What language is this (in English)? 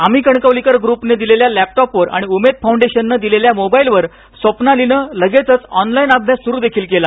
Marathi